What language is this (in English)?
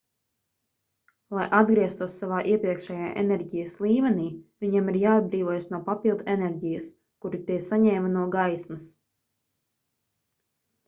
Latvian